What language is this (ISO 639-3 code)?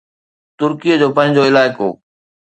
snd